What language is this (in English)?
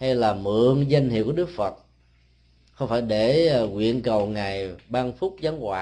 Vietnamese